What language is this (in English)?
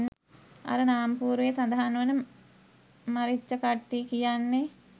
Sinhala